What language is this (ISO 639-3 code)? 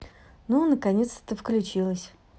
rus